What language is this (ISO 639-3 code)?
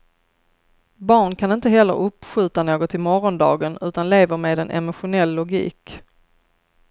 swe